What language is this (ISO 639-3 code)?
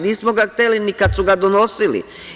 srp